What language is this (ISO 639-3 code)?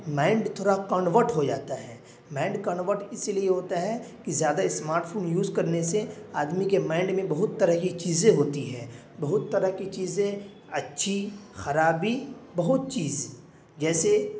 urd